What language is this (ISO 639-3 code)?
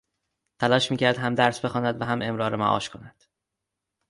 fas